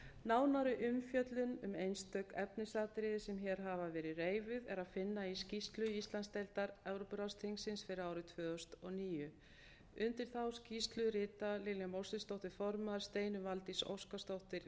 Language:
Icelandic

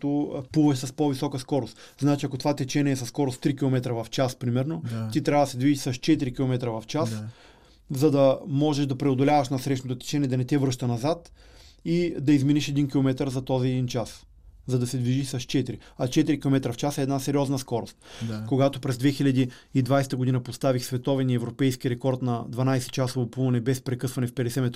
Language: Bulgarian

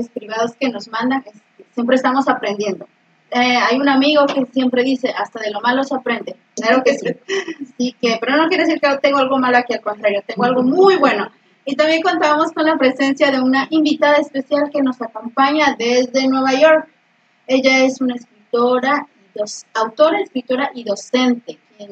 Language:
Spanish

